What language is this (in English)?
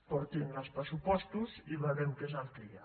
Catalan